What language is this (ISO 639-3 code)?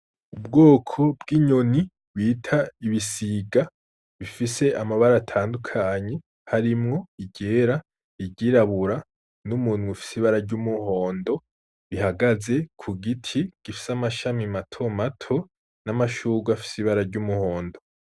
run